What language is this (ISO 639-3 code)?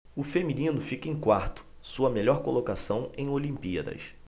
por